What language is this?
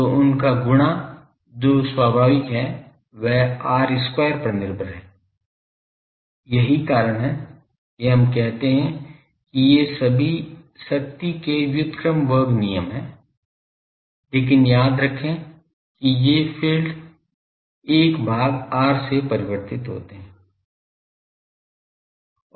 Hindi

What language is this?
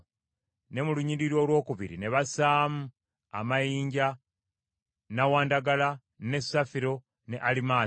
Ganda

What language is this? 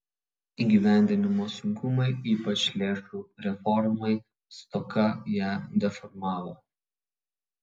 Lithuanian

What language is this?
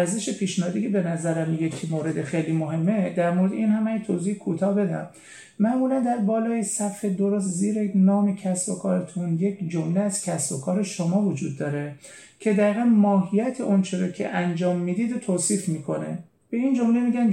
Persian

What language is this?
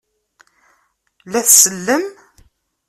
Kabyle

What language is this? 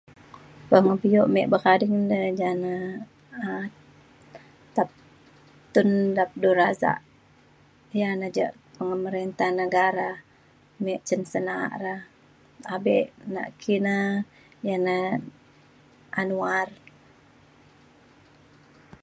Mainstream Kenyah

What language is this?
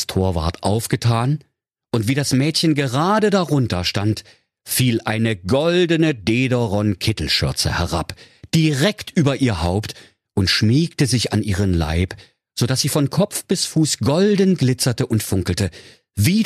German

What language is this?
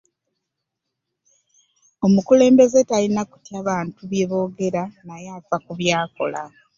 Ganda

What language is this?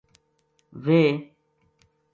Gujari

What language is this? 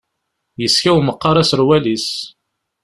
Kabyle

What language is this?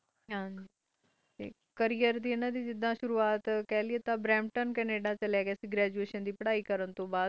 Punjabi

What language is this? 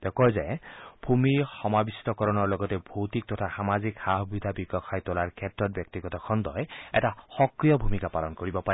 Assamese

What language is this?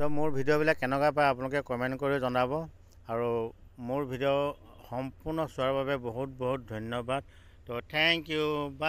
Thai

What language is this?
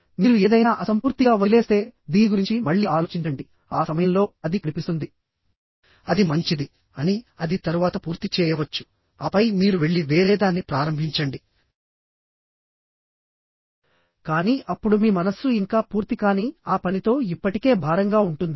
Telugu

